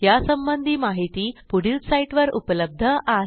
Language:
Marathi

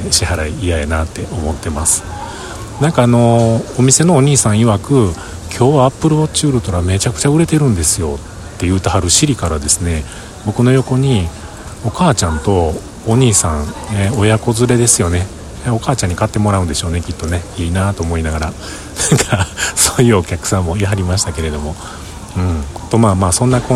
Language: Japanese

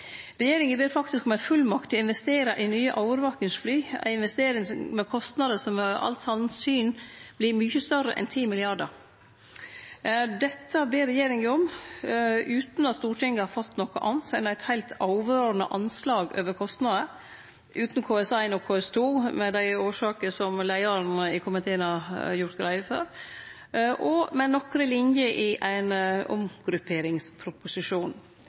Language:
Norwegian Nynorsk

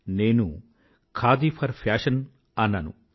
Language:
Telugu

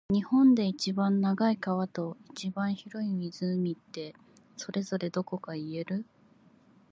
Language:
Japanese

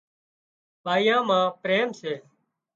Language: Wadiyara Koli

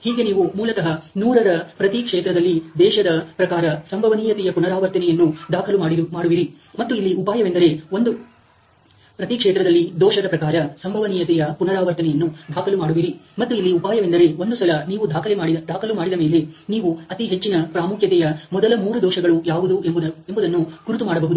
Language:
Kannada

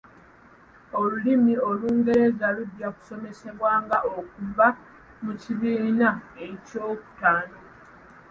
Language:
Ganda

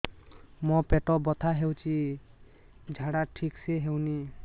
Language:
Odia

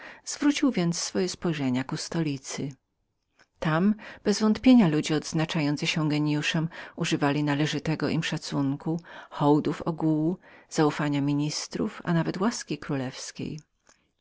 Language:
Polish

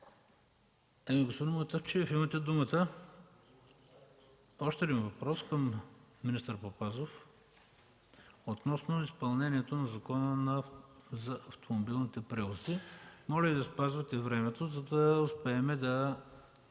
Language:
Bulgarian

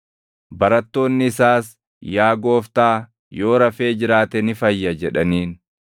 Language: Oromo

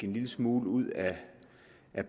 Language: Danish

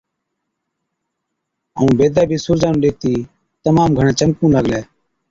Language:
Od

